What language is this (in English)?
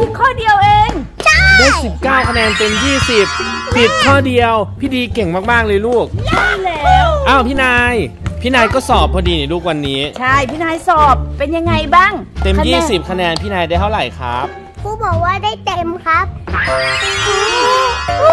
Thai